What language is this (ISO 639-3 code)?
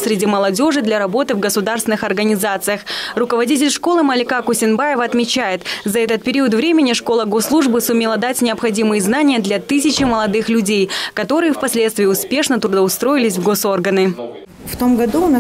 rus